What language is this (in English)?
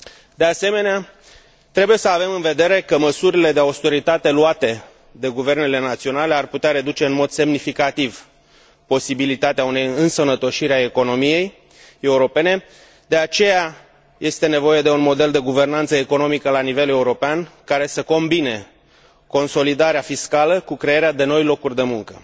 Romanian